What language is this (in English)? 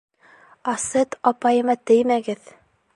Bashkir